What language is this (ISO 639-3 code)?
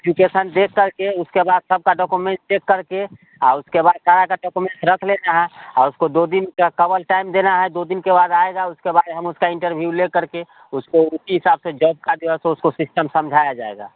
hin